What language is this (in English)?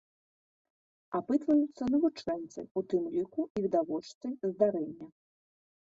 Belarusian